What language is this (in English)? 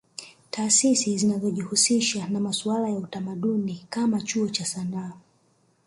Swahili